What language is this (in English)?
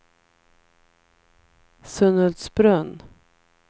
Swedish